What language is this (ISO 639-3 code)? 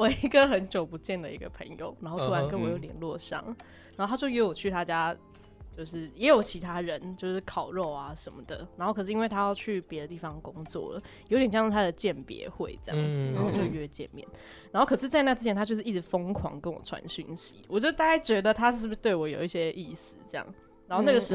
zho